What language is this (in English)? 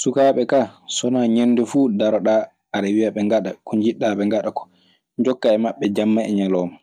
Maasina Fulfulde